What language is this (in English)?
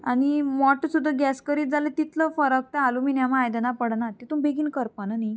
Konkani